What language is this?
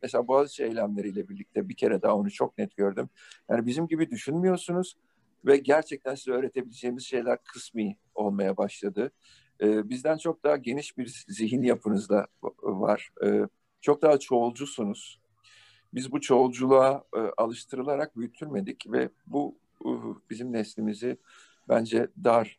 Turkish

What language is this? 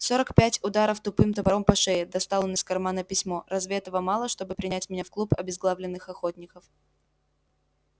Russian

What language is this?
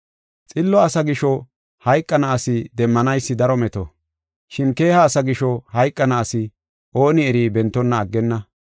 Gofa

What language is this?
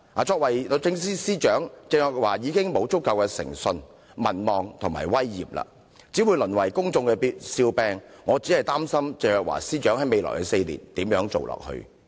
Cantonese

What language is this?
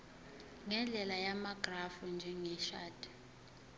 Zulu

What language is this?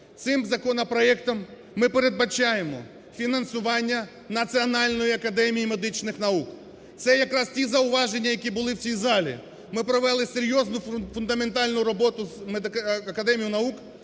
Ukrainian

